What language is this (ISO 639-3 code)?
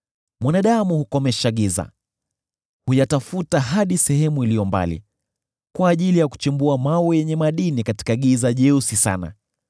swa